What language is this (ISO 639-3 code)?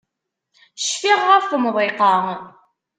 kab